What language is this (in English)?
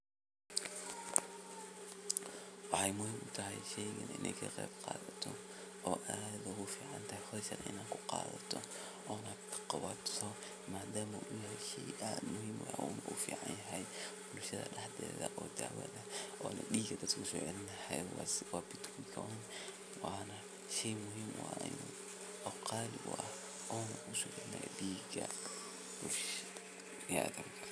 Somali